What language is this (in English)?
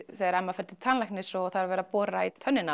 Icelandic